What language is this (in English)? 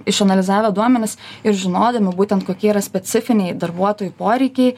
Lithuanian